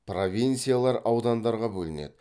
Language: Kazakh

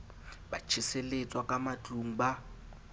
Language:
Southern Sotho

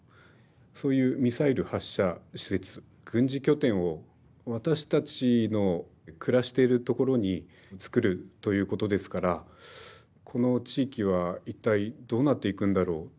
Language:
Japanese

